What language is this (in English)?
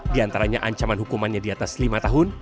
Indonesian